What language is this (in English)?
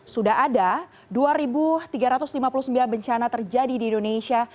Indonesian